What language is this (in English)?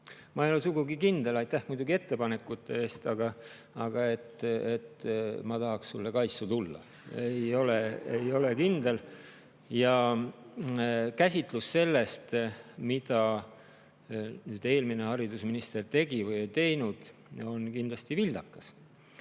Estonian